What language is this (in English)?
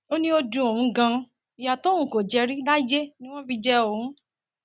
Yoruba